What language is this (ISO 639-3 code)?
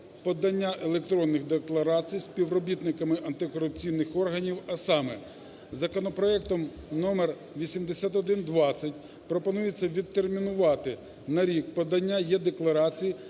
ukr